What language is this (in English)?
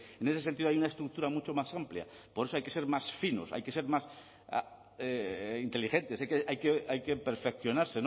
Spanish